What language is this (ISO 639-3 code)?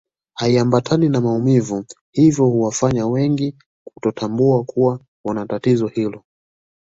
swa